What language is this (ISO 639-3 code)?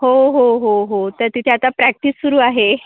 mar